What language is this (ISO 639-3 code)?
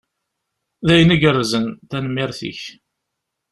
kab